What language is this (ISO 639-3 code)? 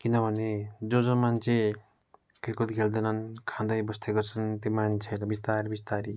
nep